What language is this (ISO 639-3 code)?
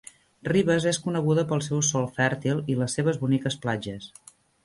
cat